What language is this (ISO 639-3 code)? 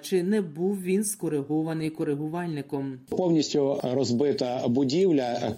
ukr